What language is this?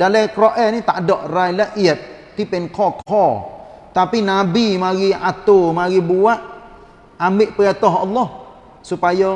Malay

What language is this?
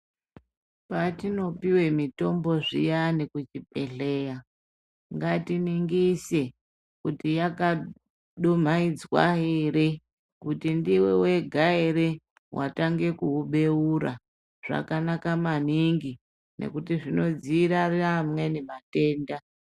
Ndau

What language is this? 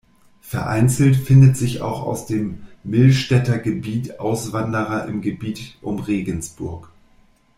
German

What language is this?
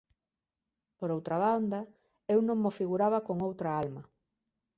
Galician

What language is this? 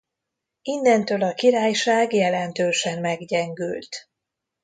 Hungarian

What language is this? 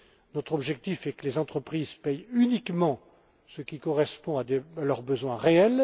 French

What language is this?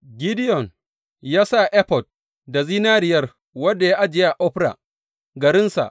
Hausa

